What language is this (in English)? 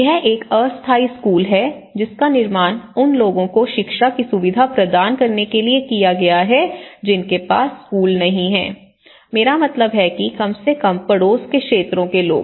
Hindi